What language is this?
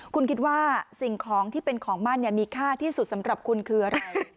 Thai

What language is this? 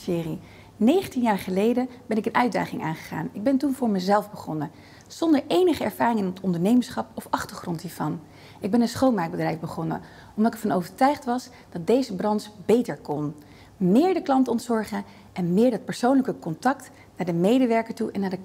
Dutch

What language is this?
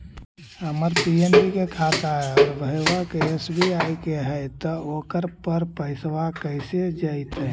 Magahi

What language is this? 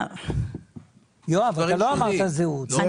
Hebrew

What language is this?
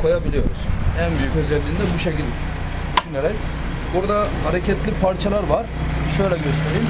Turkish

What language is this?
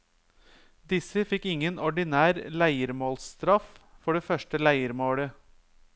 Norwegian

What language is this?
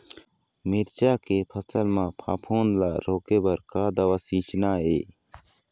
Chhattisgarhi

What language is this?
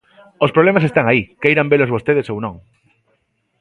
Galician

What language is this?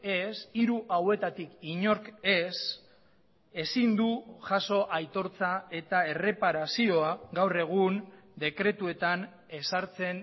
Basque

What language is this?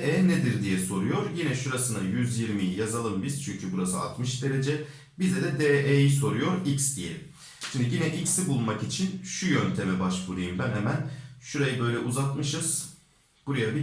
Turkish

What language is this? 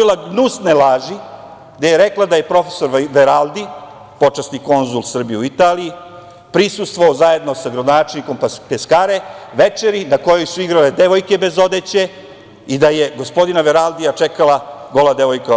Serbian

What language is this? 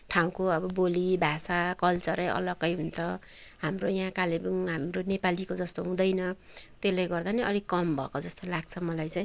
Nepali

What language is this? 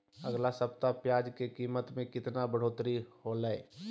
Magahi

